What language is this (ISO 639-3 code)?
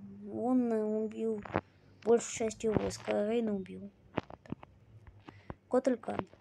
rus